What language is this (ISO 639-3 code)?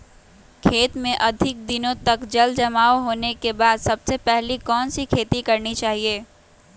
mag